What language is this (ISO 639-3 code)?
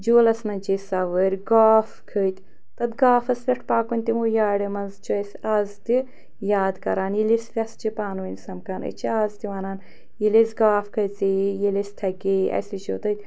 kas